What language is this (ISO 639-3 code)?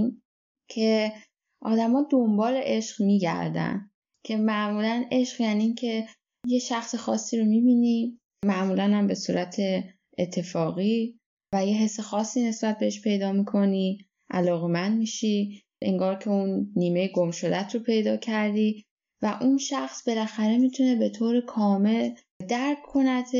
fas